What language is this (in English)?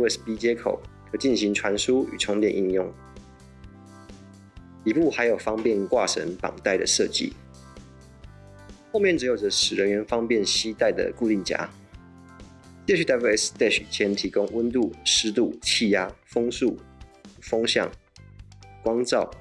Chinese